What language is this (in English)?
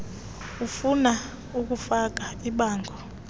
Xhosa